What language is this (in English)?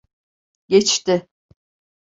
Turkish